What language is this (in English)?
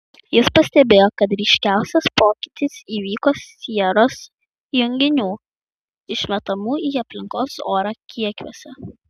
Lithuanian